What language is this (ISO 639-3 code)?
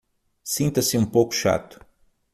por